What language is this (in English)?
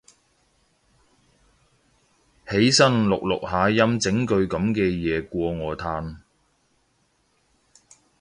Cantonese